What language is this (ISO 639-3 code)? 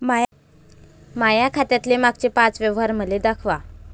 mar